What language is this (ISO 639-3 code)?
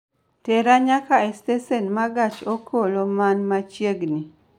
luo